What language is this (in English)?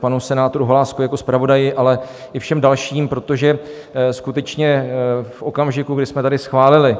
Czech